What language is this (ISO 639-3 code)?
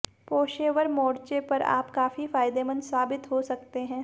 hin